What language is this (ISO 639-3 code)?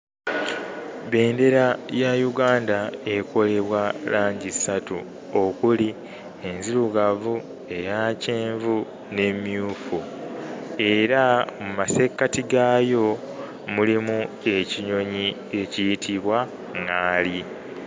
lug